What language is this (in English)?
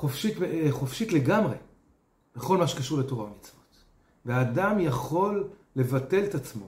Hebrew